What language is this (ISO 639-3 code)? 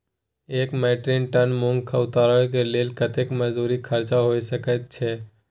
mai